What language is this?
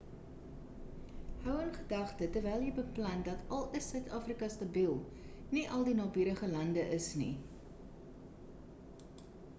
Afrikaans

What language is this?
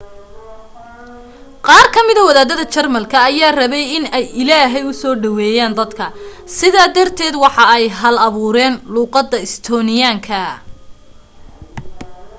Somali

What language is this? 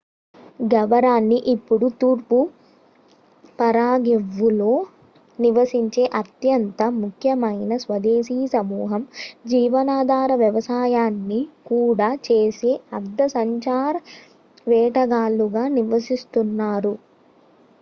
Telugu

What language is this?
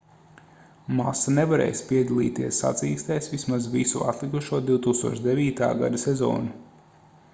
Latvian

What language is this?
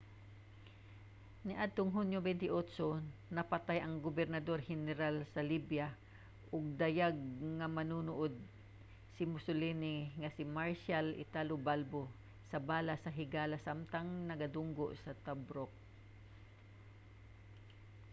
Cebuano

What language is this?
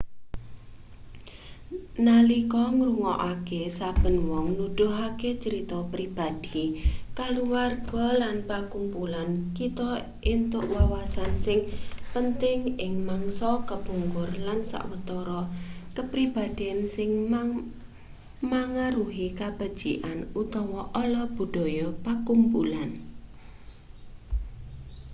Javanese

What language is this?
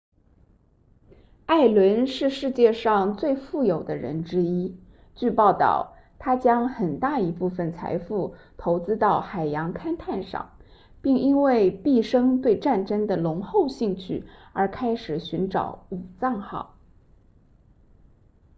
Chinese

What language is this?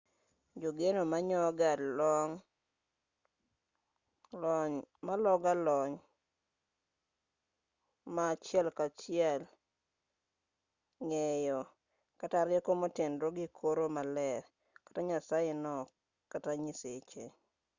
Luo (Kenya and Tanzania)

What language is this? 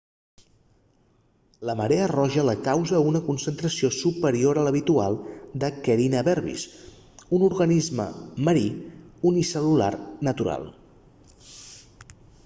Catalan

